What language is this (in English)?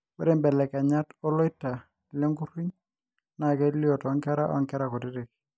Masai